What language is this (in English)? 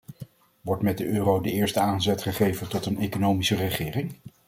Dutch